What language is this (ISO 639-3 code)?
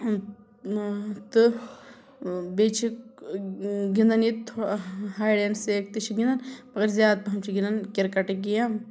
kas